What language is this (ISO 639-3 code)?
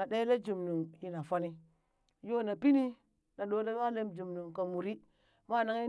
bys